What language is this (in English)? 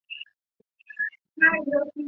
Chinese